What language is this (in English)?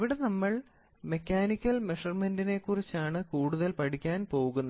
Malayalam